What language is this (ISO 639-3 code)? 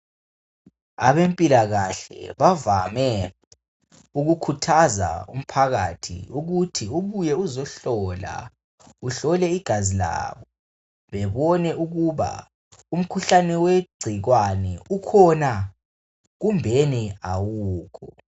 nde